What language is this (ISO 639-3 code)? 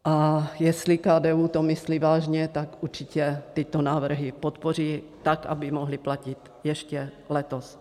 ces